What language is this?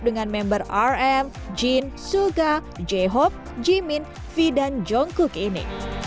Indonesian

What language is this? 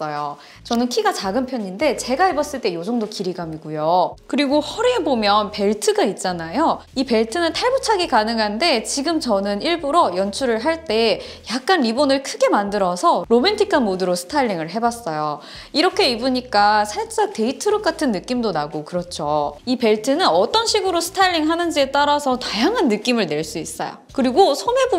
Korean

